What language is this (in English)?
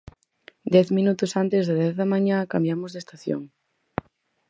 Galician